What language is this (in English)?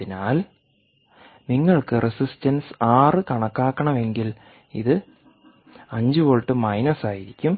Malayalam